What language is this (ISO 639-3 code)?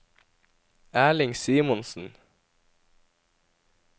nor